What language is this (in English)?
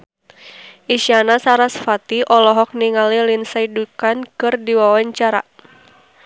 Sundanese